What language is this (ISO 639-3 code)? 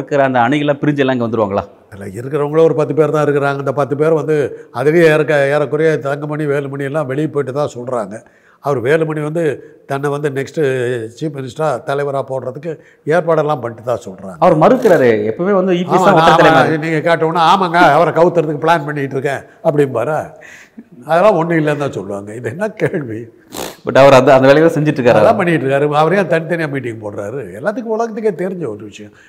tam